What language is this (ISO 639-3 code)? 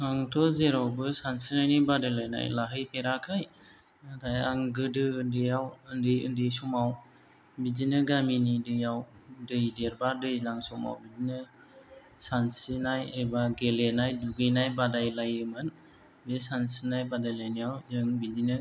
brx